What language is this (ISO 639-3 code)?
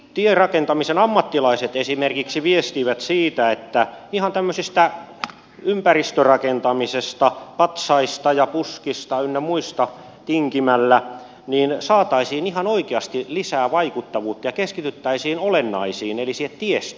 fin